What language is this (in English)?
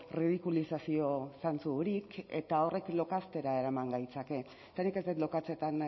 Basque